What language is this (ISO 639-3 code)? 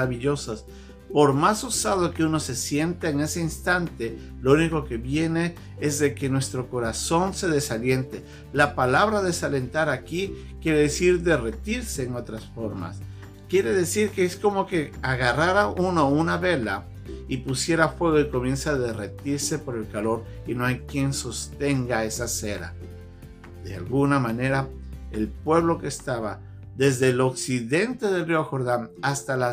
spa